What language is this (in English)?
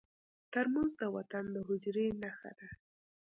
Pashto